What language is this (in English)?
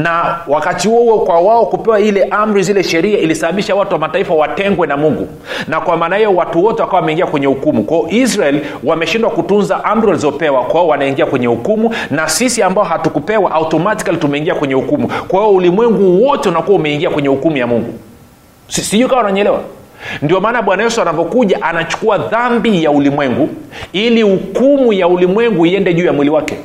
Swahili